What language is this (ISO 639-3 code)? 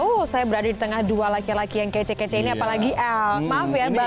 ind